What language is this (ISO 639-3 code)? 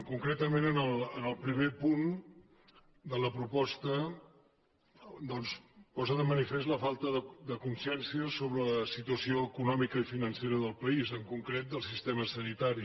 cat